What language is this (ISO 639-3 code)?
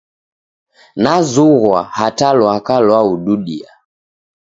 dav